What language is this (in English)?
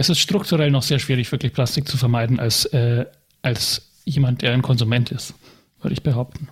German